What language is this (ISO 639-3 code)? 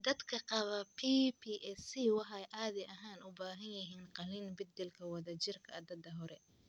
som